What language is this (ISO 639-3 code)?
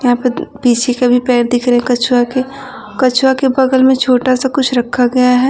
hin